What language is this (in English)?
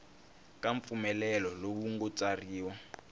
Tsonga